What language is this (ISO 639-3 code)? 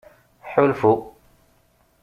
kab